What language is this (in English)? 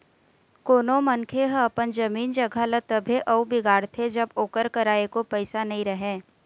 Chhattisgarhi